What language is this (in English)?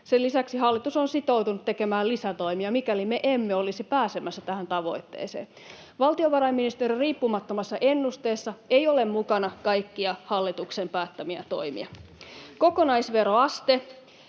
Finnish